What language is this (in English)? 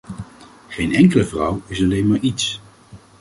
Dutch